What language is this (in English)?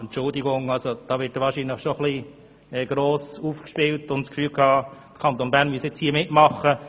Swiss German